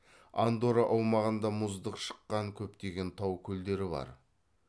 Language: Kazakh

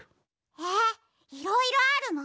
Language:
Japanese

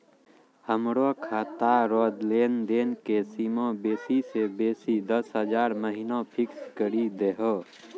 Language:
Maithili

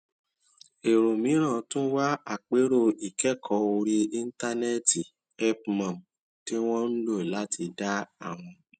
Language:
Yoruba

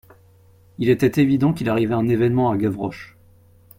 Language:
French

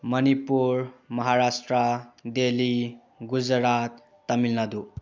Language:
Manipuri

